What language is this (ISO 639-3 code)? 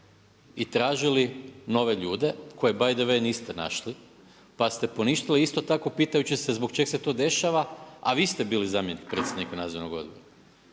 hrv